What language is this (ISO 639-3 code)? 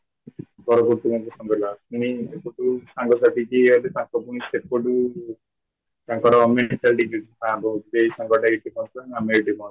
ori